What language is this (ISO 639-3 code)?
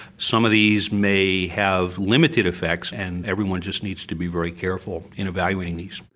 eng